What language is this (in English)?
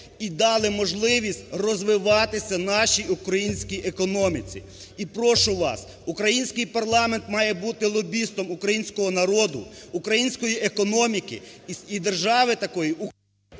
Ukrainian